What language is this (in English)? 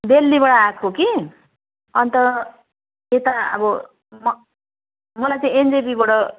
Nepali